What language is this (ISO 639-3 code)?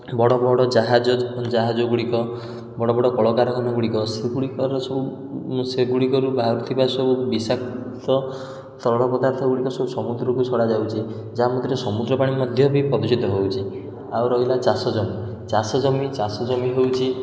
ori